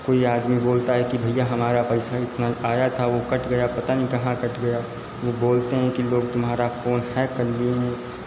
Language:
Hindi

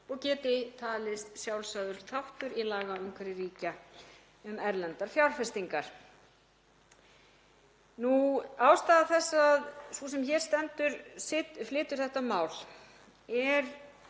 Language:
Icelandic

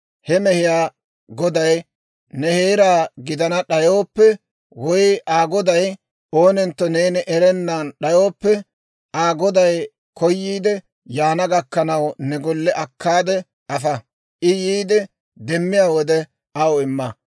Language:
Dawro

